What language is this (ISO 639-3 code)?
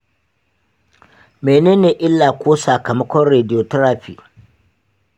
hau